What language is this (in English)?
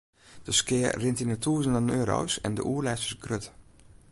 Western Frisian